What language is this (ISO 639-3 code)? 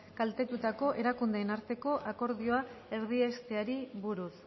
eus